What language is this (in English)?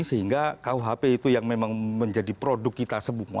Indonesian